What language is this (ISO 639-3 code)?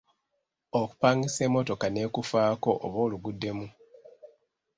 lug